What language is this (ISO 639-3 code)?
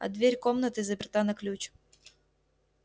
rus